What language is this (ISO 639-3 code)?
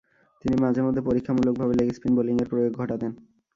ben